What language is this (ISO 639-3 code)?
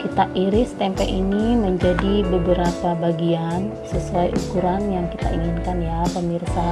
ind